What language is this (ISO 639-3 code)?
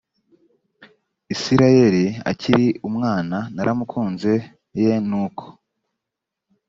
kin